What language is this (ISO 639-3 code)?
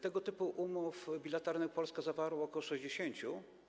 pol